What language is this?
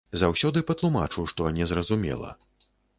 Belarusian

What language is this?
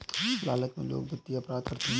Hindi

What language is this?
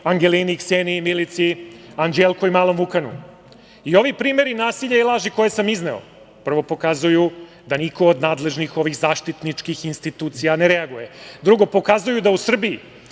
Serbian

